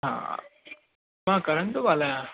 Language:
Sindhi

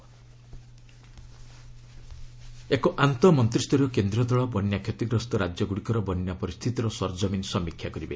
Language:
Odia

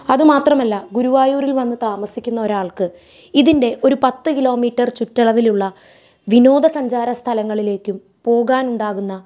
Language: Malayalam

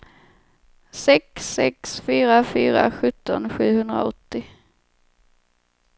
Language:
Swedish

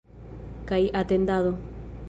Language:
Esperanto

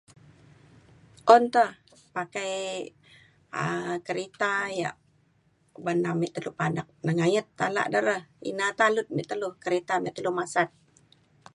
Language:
Mainstream Kenyah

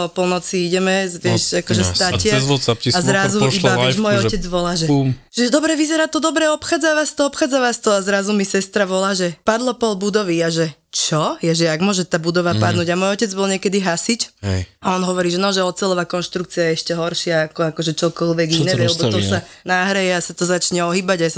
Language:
Slovak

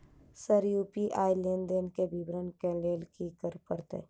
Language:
Maithili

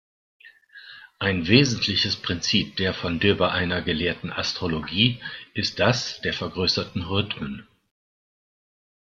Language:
German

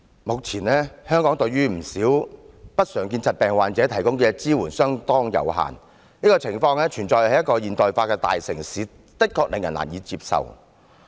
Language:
Cantonese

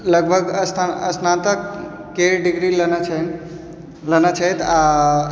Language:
Maithili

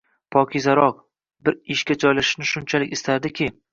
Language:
Uzbek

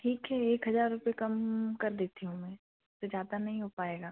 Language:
Hindi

